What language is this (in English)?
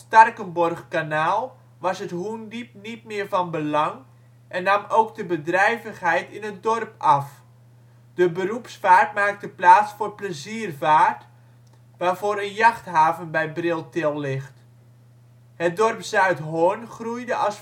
Dutch